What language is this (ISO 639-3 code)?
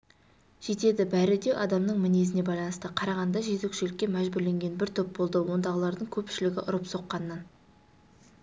kaz